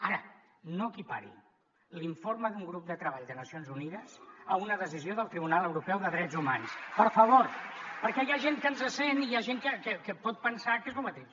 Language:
Catalan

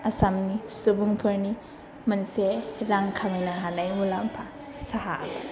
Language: Bodo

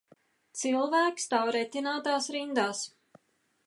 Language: Latvian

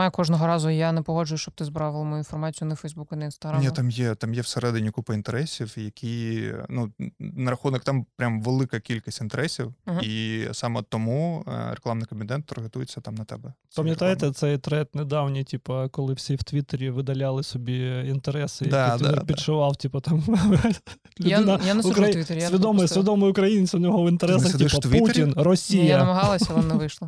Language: Ukrainian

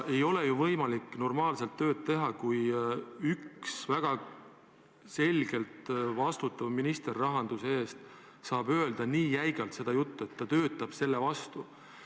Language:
Estonian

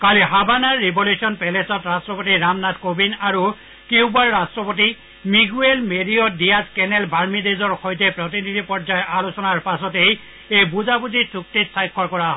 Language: Assamese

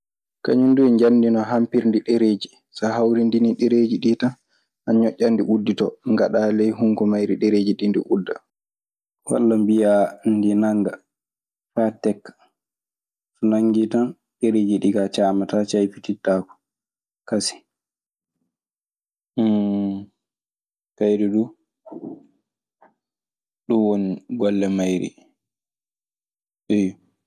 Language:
Maasina Fulfulde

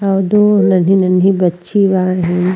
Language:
Bhojpuri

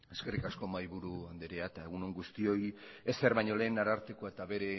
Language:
Basque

